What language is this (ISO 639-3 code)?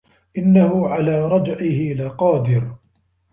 ara